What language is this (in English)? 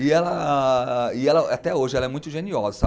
Portuguese